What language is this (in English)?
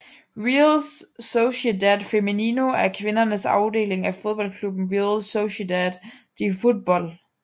Danish